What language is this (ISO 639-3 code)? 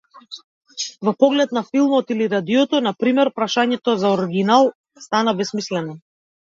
mkd